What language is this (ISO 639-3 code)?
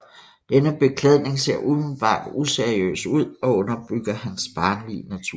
dan